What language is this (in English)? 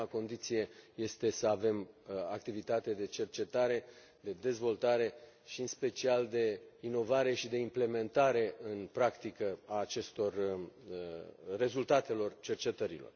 Romanian